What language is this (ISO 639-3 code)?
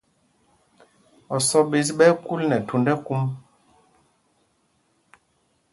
mgg